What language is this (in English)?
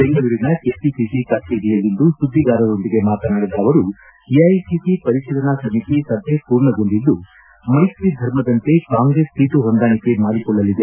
Kannada